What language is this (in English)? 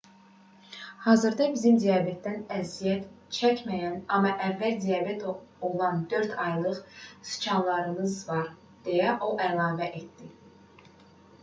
Azerbaijani